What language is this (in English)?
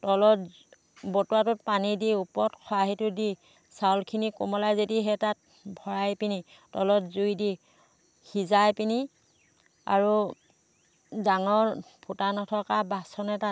Assamese